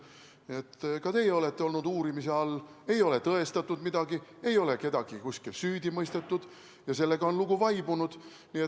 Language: Estonian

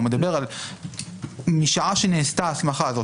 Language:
Hebrew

